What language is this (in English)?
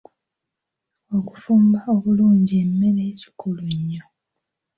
Ganda